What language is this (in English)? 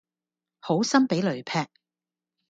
Cantonese